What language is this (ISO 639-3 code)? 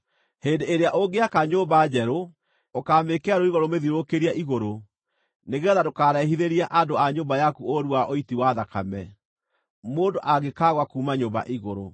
kik